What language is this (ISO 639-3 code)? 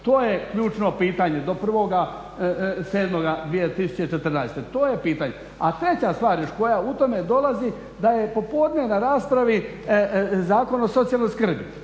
hrv